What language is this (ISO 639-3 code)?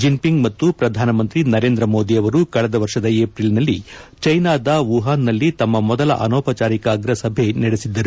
kan